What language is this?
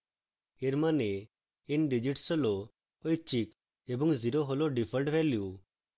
Bangla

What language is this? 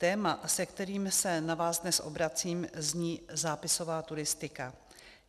Czech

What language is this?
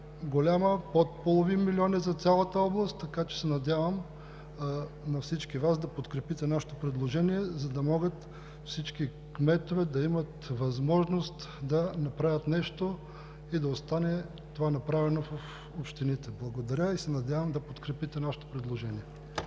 Bulgarian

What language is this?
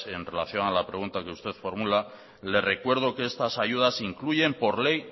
Spanish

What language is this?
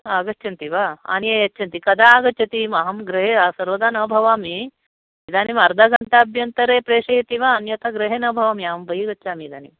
Sanskrit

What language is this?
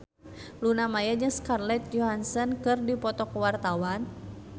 Sundanese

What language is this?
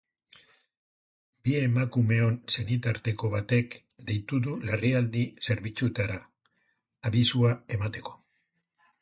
Basque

